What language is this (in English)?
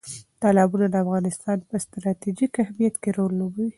Pashto